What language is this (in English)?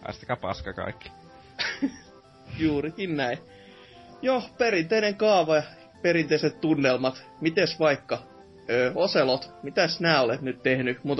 Finnish